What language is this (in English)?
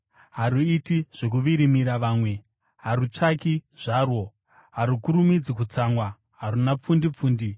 Shona